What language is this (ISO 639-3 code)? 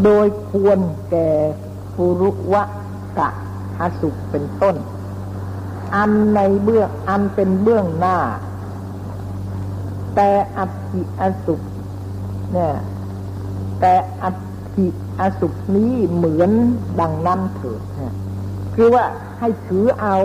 tha